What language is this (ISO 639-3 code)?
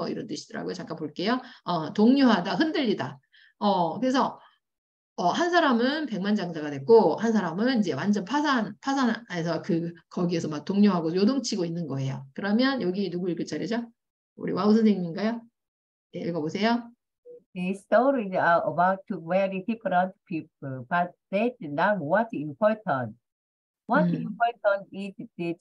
kor